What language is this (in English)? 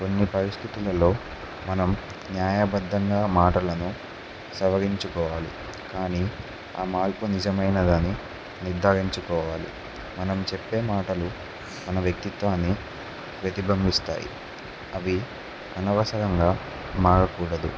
Telugu